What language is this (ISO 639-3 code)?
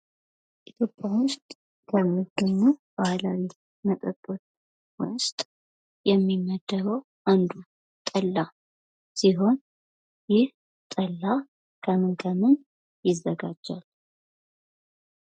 amh